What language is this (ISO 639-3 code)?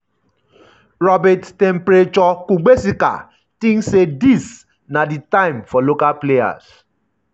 pcm